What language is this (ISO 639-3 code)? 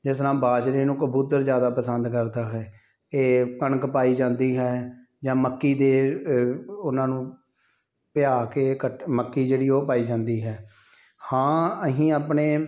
pan